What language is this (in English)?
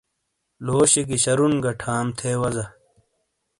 Shina